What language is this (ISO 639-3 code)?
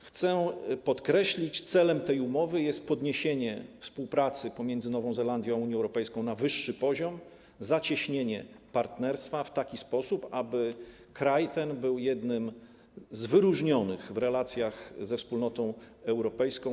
pol